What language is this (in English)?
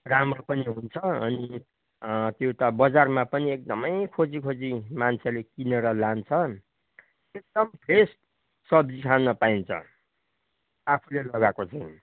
Nepali